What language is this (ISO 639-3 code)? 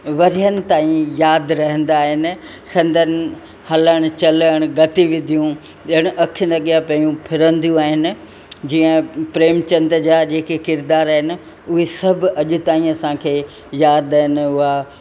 snd